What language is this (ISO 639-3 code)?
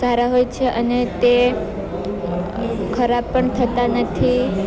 guj